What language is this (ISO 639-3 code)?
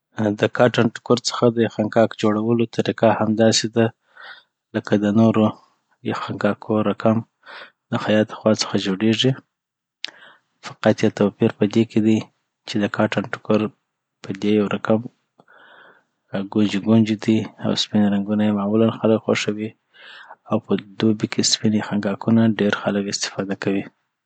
pbt